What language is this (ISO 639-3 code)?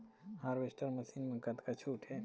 hne